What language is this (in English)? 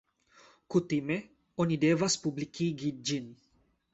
Esperanto